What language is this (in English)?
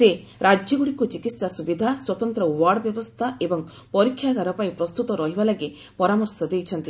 Odia